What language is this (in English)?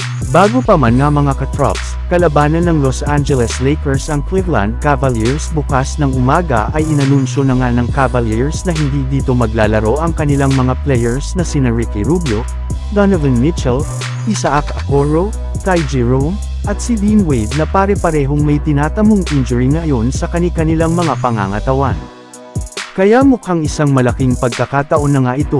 Filipino